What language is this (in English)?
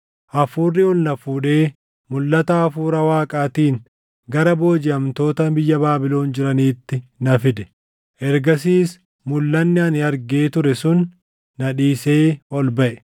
Oromo